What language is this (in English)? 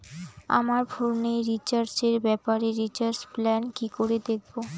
Bangla